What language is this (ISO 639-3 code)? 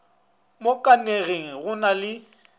nso